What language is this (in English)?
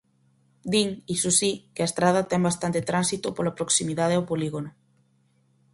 Galician